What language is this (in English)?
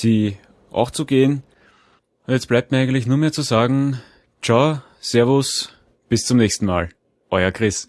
German